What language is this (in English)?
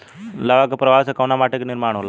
Bhojpuri